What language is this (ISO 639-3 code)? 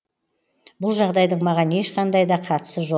kaz